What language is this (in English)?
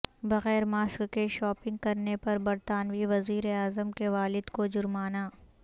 Urdu